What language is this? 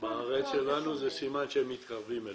Hebrew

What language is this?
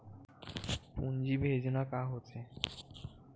Chhattisgarhi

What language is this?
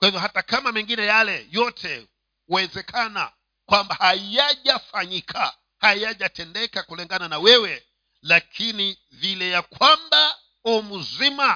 Swahili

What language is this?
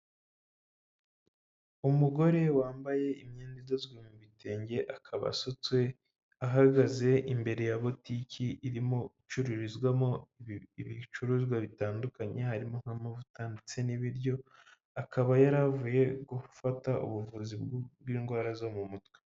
Kinyarwanda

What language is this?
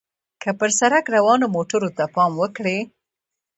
Pashto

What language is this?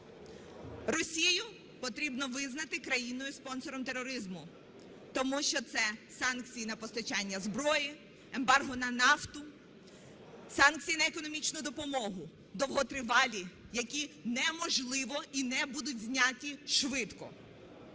Ukrainian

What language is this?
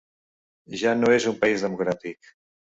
Catalan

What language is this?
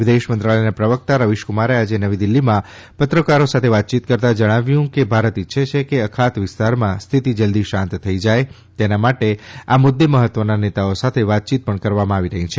Gujarati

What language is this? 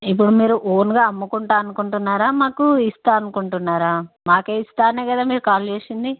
Telugu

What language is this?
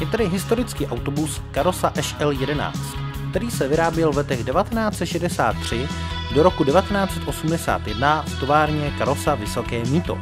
Czech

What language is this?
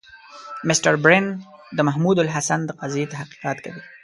Pashto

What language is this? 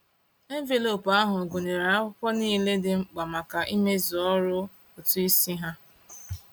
Igbo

